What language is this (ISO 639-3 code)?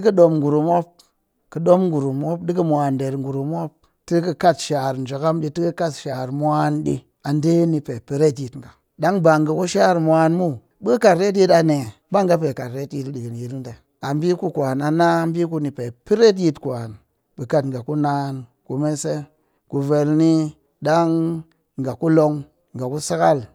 cky